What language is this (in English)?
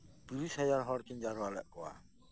Santali